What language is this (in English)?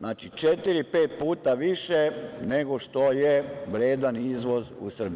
Serbian